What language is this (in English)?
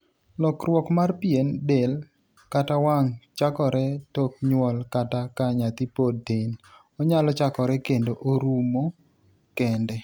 Luo (Kenya and Tanzania)